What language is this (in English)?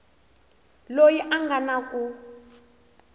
Tsonga